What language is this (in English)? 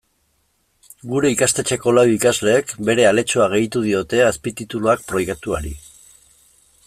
Basque